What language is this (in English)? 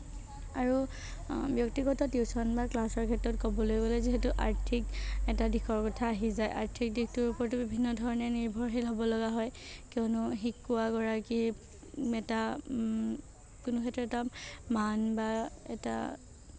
Assamese